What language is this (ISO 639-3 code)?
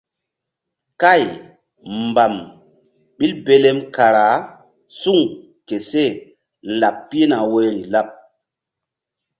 mdd